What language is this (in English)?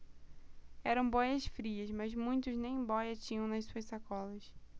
Portuguese